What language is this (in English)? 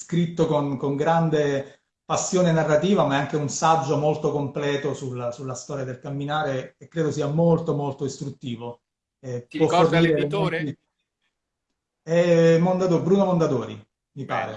Italian